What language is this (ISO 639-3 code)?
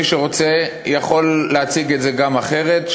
heb